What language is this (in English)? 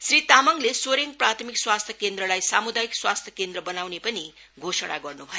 Nepali